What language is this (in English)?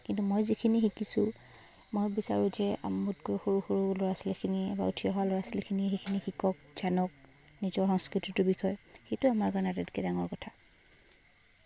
Assamese